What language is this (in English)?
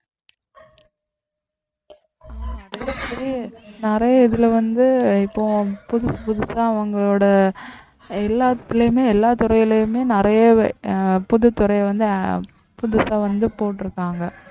Tamil